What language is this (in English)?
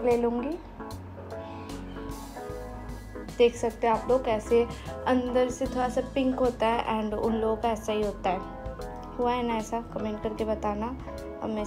Hindi